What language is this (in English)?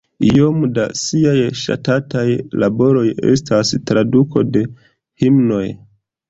Esperanto